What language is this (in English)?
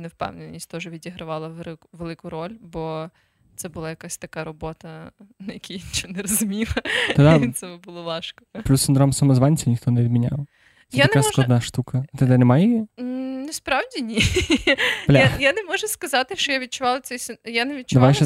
Ukrainian